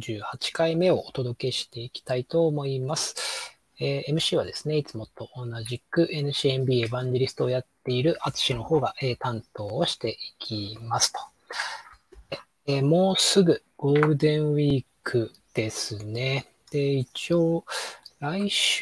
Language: Japanese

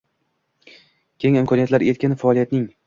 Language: Uzbek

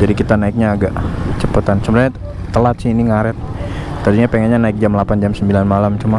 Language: Indonesian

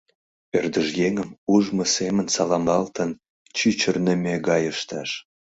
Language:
Mari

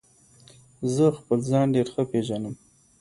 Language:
Pashto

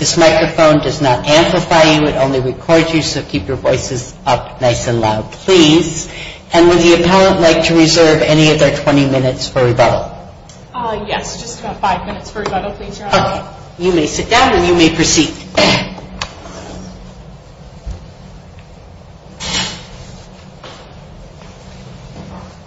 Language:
English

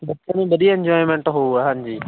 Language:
Punjabi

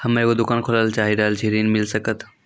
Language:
Maithili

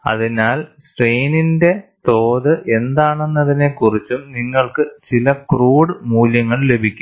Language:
Malayalam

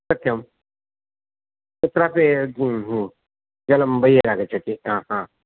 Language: Sanskrit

